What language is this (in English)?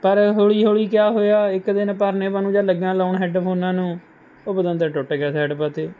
Punjabi